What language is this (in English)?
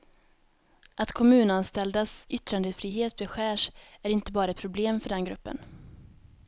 Swedish